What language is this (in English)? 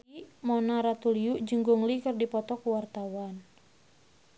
Sundanese